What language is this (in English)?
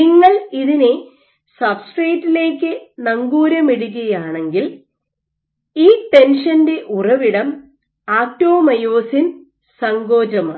Malayalam